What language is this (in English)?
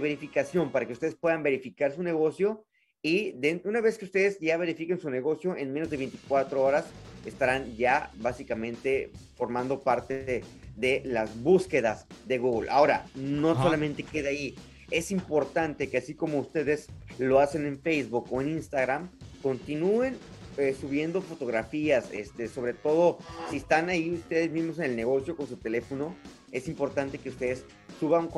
Spanish